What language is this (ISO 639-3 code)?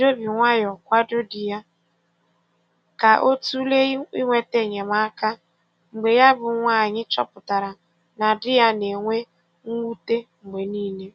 ibo